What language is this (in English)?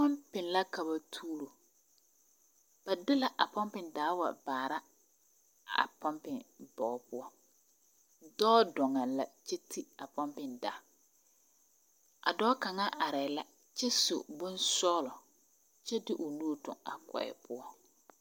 Southern Dagaare